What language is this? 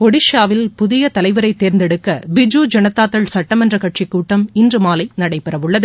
Tamil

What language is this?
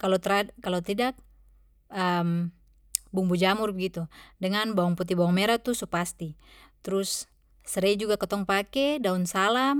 Papuan Malay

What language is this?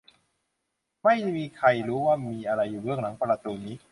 Thai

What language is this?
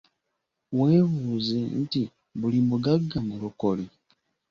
Ganda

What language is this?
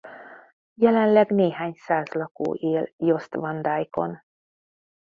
Hungarian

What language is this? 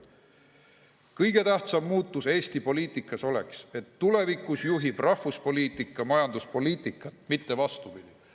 Estonian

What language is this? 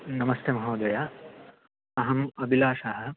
Sanskrit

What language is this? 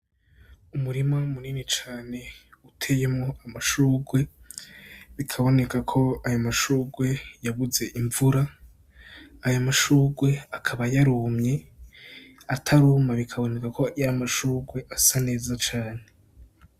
Rundi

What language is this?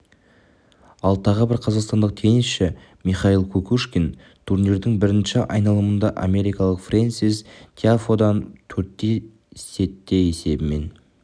Kazakh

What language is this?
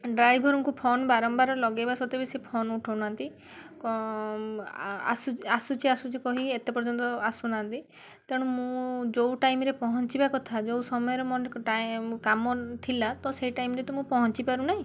Odia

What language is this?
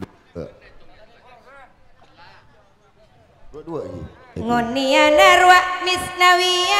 Indonesian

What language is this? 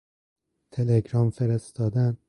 Persian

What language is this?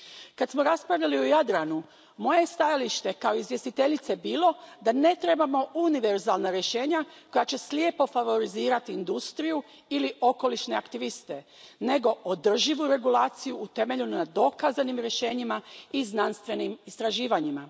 Croatian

